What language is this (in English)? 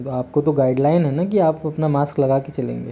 Hindi